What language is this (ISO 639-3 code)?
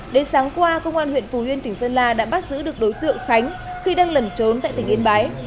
vie